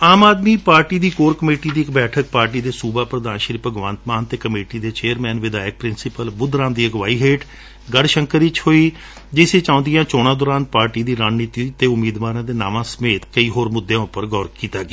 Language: Punjabi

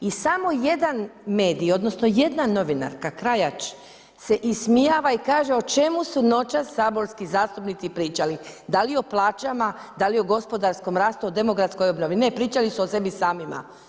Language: Croatian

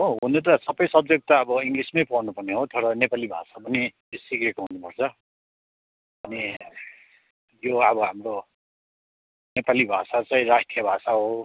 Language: Nepali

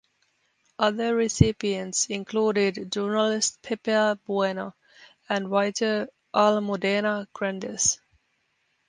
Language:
English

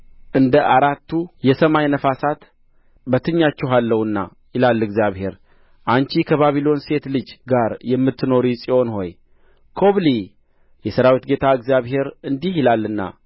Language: Amharic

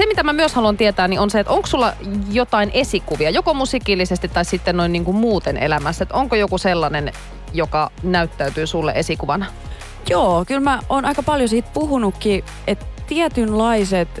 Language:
Finnish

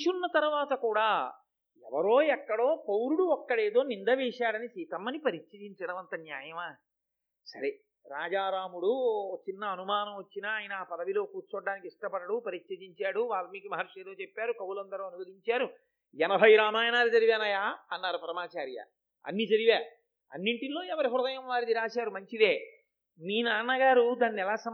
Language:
Telugu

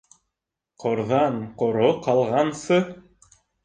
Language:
Bashkir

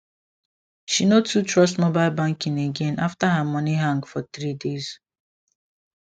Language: Nigerian Pidgin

